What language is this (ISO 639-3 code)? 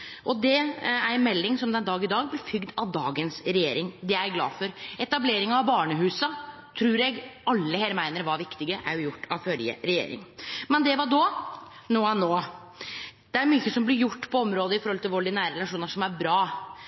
nno